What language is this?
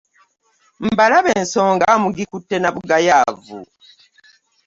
Ganda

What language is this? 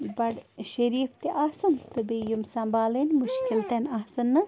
Kashmiri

